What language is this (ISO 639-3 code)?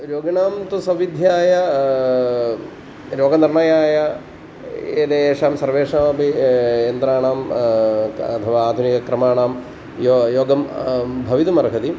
san